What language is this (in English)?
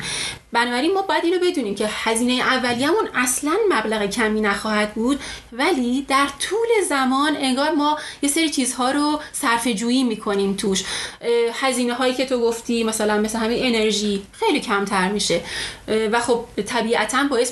Persian